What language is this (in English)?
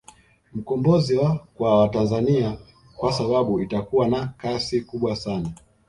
Swahili